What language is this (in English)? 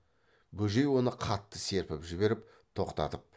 Kazakh